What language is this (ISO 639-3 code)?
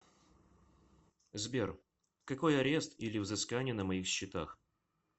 rus